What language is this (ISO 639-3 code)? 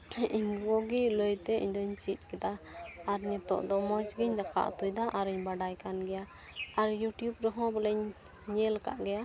sat